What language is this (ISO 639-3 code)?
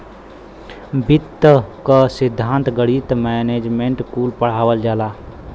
bho